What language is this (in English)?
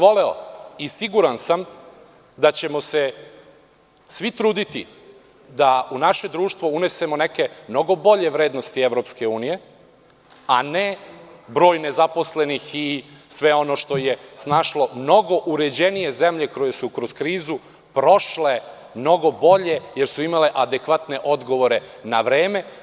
Serbian